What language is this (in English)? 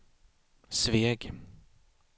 Swedish